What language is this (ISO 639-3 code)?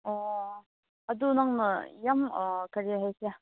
mni